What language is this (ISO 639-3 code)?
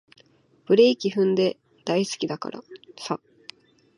jpn